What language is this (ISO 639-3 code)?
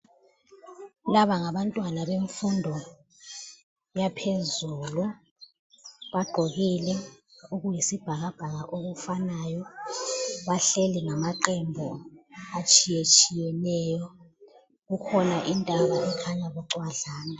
nde